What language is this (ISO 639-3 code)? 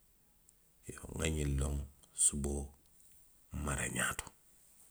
mlq